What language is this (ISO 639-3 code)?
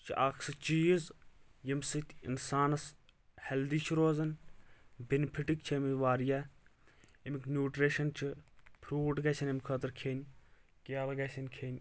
kas